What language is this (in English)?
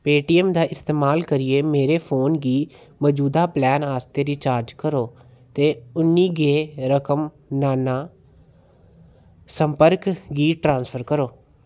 Dogri